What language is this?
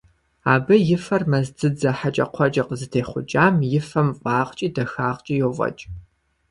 Kabardian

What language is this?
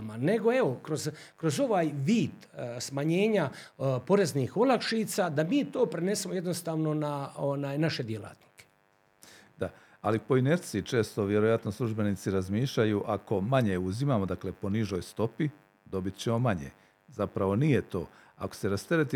Croatian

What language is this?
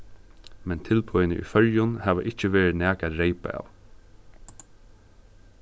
Faroese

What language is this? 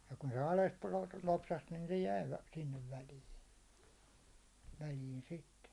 Finnish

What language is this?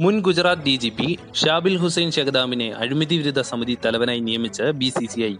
Malayalam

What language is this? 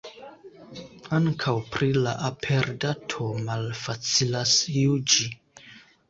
Esperanto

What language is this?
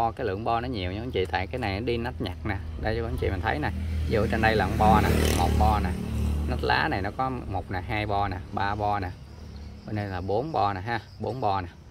Vietnamese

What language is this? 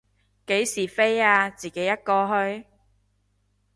Cantonese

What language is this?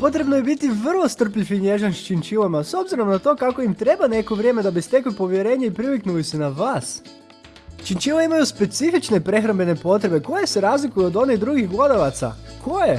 Croatian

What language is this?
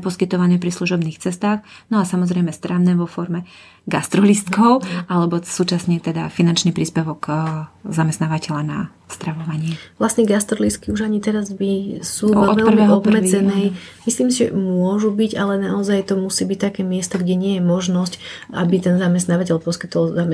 Slovak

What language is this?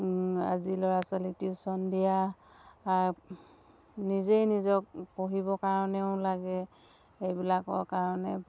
Assamese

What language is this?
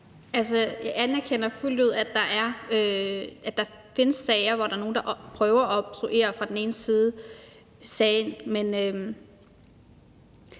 Danish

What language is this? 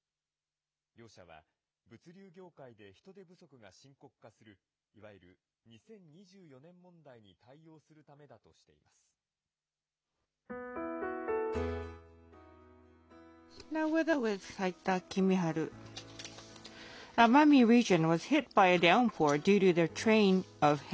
Japanese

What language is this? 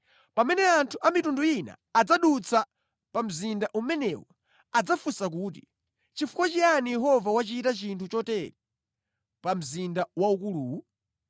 Nyanja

